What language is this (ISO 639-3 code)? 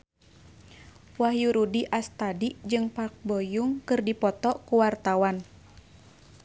sun